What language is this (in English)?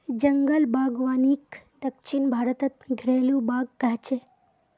Magahi